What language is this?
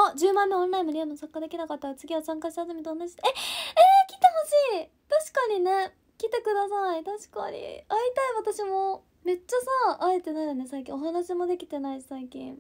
Japanese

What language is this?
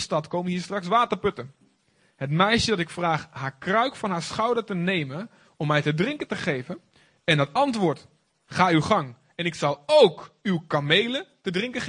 Dutch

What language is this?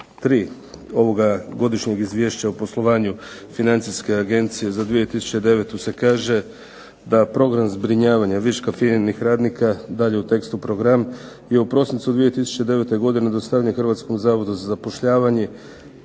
Croatian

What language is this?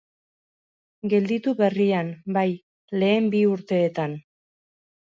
Basque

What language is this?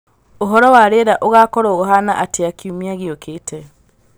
Kikuyu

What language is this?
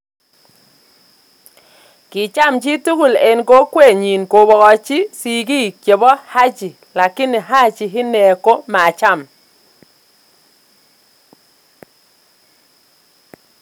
Kalenjin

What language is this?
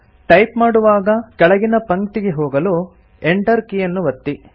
Kannada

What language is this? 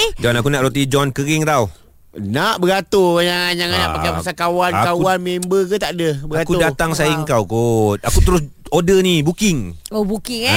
Malay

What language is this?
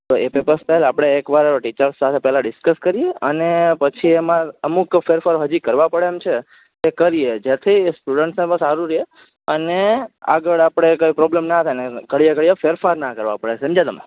Gujarati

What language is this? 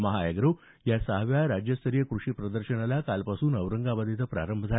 Marathi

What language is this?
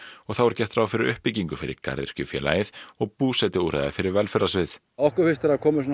Icelandic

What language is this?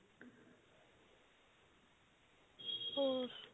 Punjabi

